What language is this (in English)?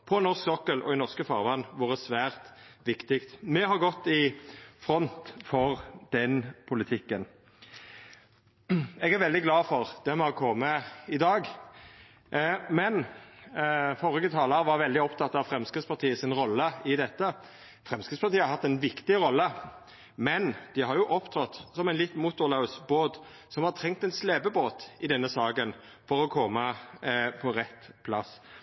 Norwegian Nynorsk